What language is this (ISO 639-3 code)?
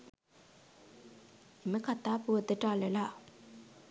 sin